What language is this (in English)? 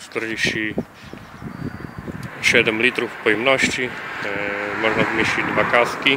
Polish